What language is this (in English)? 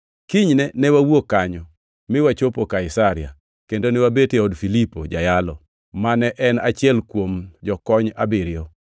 Luo (Kenya and Tanzania)